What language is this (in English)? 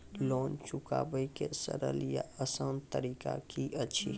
Maithili